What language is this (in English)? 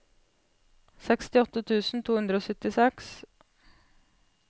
Norwegian